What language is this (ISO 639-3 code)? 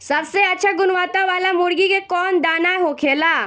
bho